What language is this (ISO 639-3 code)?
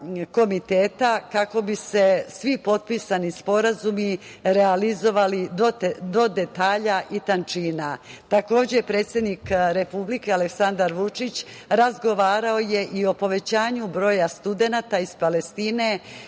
srp